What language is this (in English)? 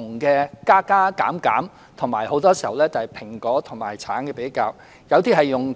Cantonese